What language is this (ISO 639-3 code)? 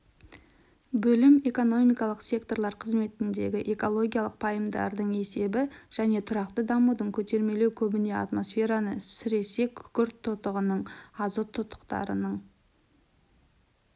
kaz